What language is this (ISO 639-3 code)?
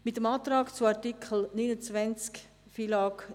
gsw